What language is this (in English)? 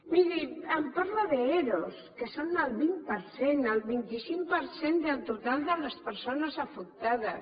Catalan